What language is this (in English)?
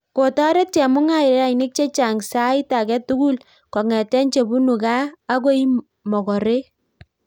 Kalenjin